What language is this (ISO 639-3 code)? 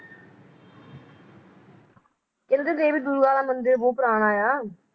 pan